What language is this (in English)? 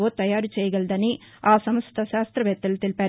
Telugu